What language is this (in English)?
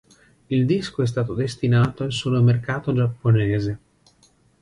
Italian